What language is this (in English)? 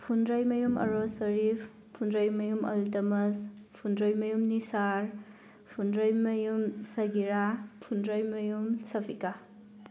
Manipuri